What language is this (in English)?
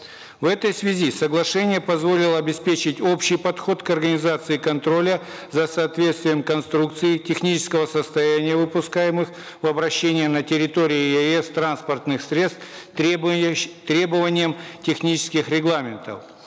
Kazakh